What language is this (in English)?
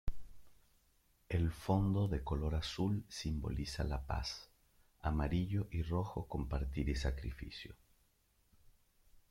Spanish